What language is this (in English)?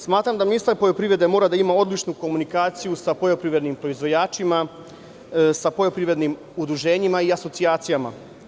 Serbian